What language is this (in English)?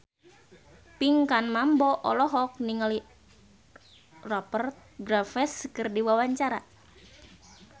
Sundanese